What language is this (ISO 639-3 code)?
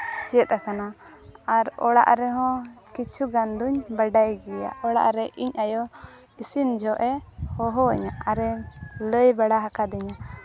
sat